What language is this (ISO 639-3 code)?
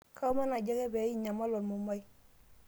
mas